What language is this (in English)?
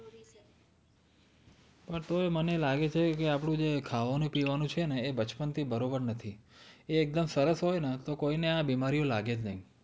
Gujarati